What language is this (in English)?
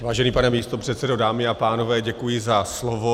Czech